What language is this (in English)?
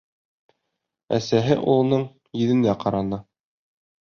Bashkir